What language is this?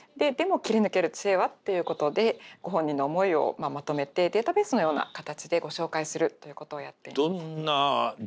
Japanese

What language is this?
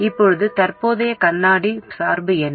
Tamil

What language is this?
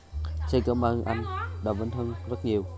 Vietnamese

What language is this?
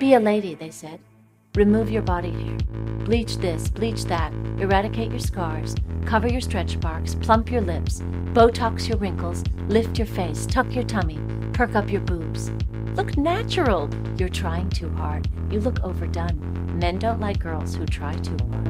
Persian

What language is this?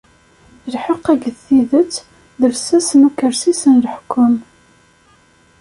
Kabyle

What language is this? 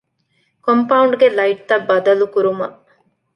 Divehi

